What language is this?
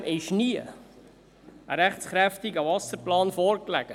Swiss German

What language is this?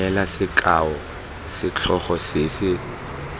Tswana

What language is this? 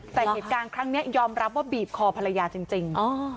Thai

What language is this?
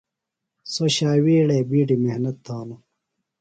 Phalura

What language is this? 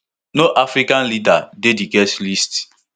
Nigerian Pidgin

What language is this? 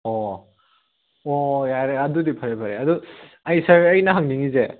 Manipuri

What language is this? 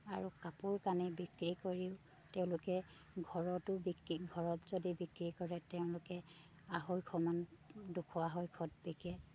Assamese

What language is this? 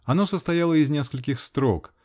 Russian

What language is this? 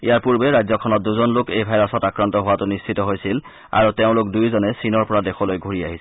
Assamese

